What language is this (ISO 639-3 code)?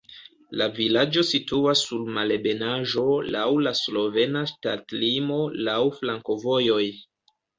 epo